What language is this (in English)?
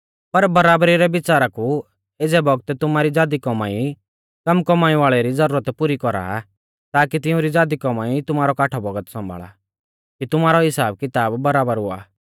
Mahasu Pahari